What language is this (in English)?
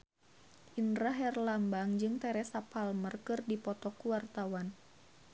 Sundanese